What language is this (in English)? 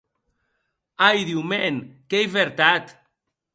Occitan